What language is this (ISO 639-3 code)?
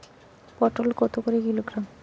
ben